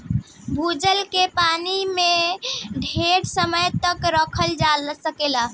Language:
Bhojpuri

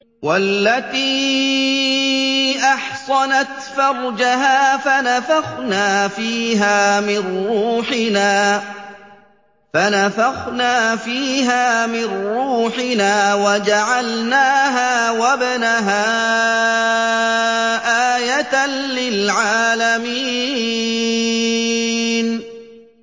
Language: Arabic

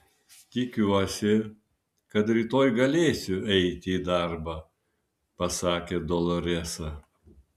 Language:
Lithuanian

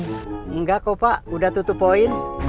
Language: Indonesian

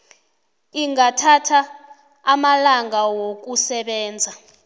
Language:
South Ndebele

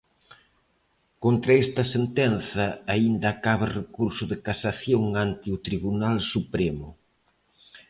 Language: Galician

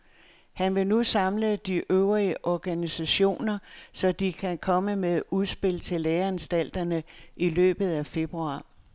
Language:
Danish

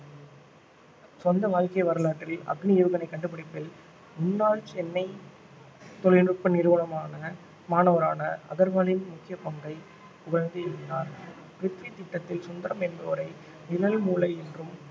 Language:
Tamil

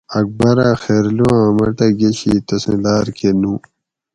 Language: Gawri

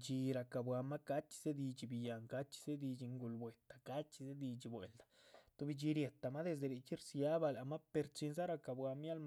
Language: Chichicapan Zapotec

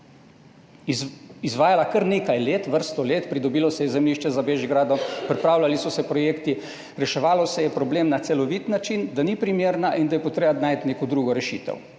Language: Slovenian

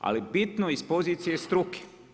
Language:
Croatian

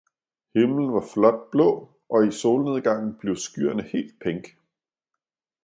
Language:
Danish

